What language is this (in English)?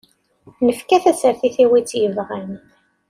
Kabyle